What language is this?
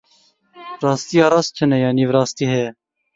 Kurdish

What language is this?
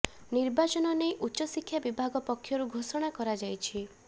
Odia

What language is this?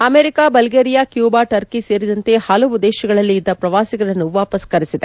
Kannada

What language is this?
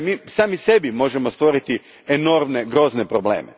Croatian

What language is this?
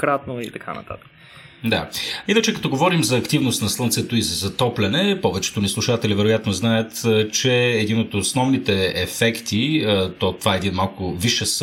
Bulgarian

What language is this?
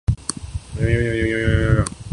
Urdu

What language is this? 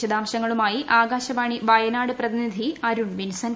Malayalam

